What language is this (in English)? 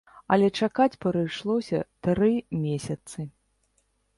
Belarusian